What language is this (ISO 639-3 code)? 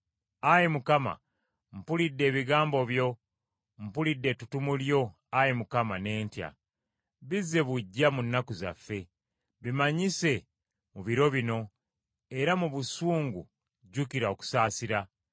lug